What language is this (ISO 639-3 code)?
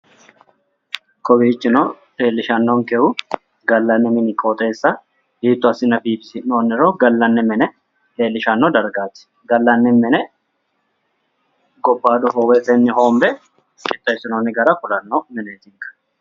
sid